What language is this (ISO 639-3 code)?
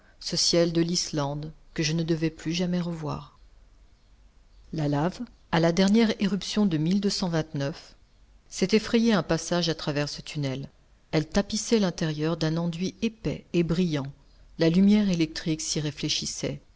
fra